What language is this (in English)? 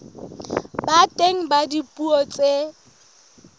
Southern Sotho